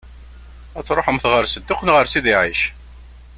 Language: Kabyle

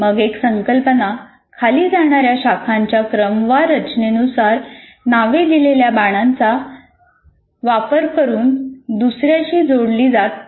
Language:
Marathi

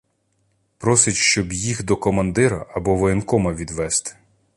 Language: Ukrainian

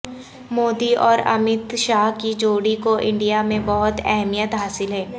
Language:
Urdu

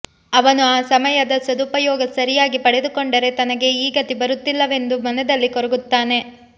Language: Kannada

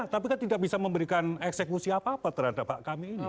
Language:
Indonesian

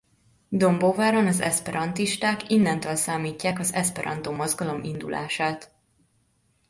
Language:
Hungarian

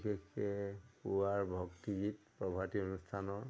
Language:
Assamese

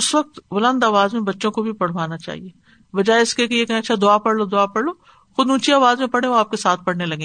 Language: Urdu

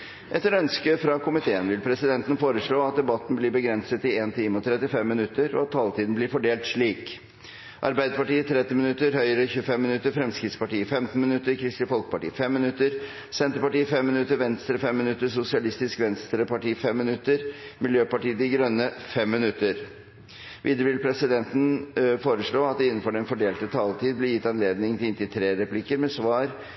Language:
Norwegian Bokmål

